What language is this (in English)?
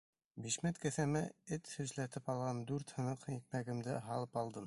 Bashkir